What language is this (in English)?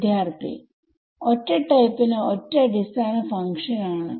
Malayalam